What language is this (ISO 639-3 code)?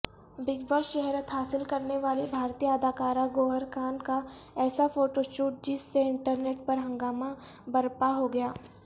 urd